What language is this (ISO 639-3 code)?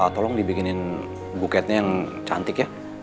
ind